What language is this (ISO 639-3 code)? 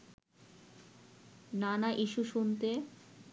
ben